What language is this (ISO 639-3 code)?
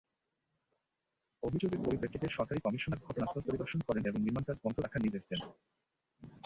ben